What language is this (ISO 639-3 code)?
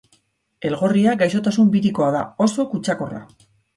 eus